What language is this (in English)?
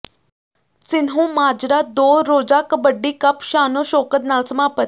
Punjabi